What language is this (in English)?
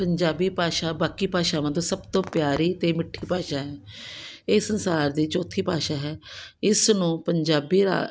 Punjabi